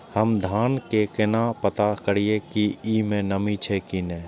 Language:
Maithili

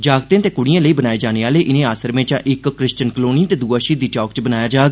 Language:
Dogri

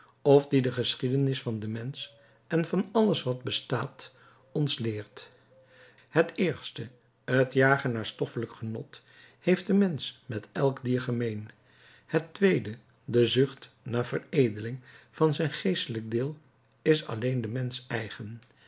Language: Dutch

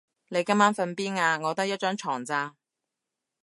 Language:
Cantonese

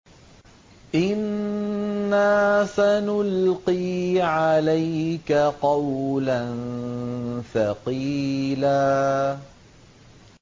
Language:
Arabic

